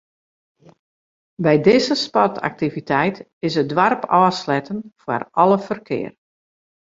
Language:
Western Frisian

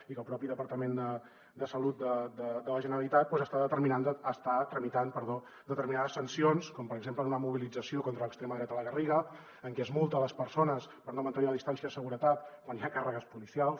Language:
Catalan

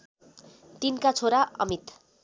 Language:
Nepali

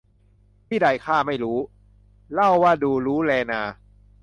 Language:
Thai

